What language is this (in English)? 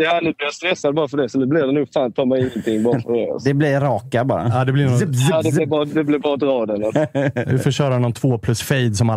Swedish